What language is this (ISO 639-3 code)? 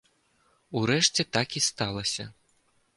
bel